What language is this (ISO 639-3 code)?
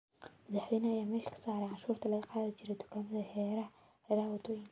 som